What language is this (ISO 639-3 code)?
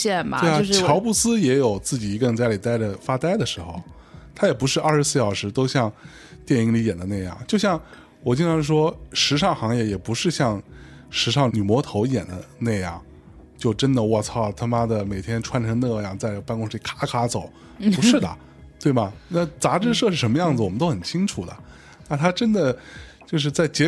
zho